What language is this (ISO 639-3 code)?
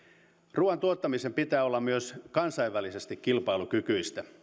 fin